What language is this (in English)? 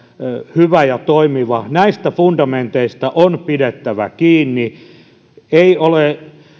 Finnish